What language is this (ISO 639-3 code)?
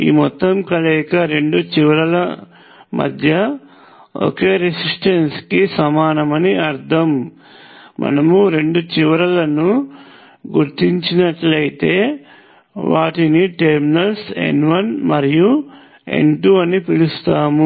tel